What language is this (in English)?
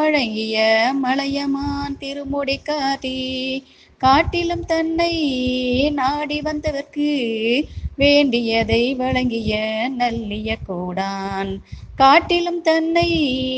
Tamil